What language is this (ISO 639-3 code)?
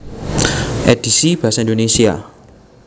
jav